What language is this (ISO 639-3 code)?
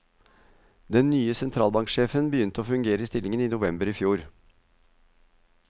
nor